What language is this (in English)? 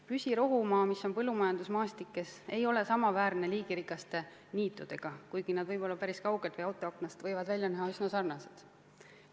Estonian